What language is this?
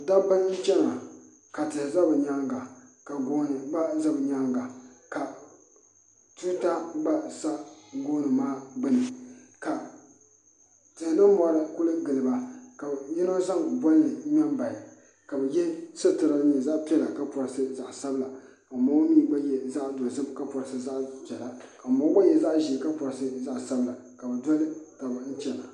Southern Dagaare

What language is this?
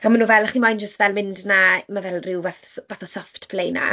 Welsh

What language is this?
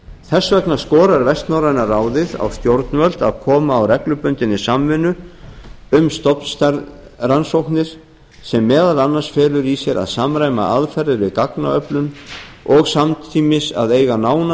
Icelandic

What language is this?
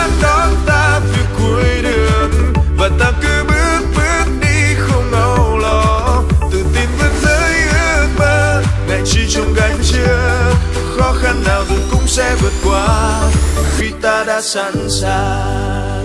Vietnamese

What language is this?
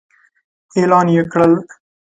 Pashto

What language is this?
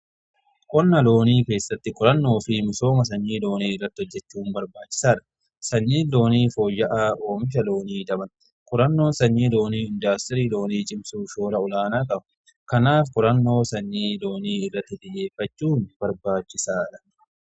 Oromo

